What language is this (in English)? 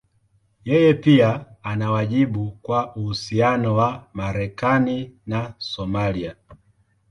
Swahili